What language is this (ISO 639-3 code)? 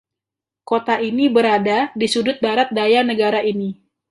ind